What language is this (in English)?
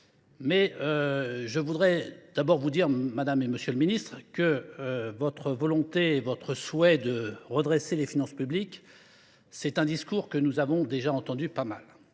French